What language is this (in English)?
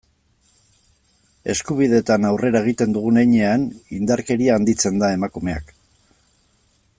Basque